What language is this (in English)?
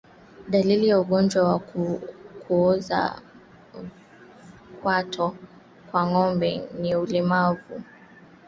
Swahili